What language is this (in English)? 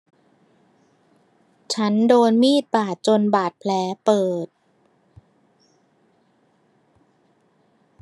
Thai